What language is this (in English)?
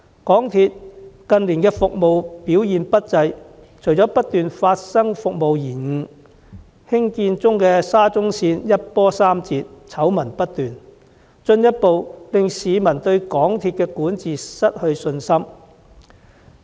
Cantonese